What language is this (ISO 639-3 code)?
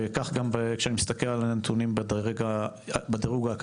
heb